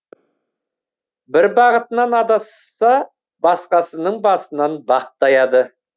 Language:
Kazakh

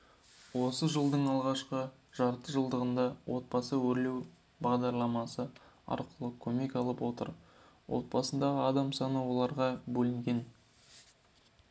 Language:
Kazakh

